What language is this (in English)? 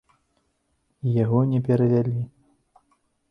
Belarusian